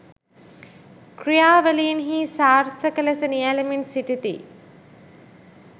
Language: Sinhala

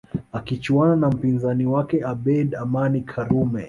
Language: Swahili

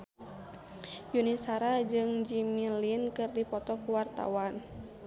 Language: Sundanese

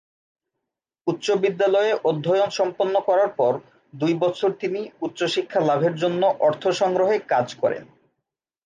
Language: Bangla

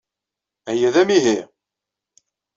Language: Kabyle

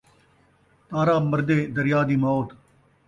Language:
Saraiki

